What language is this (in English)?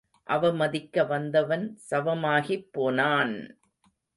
Tamil